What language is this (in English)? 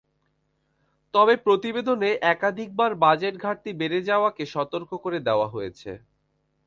Bangla